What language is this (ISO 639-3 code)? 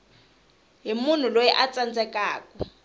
tso